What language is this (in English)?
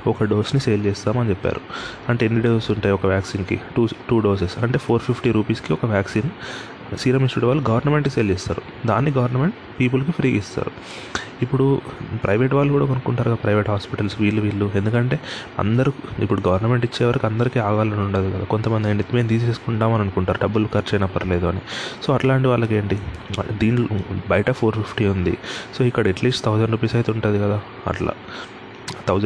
Telugu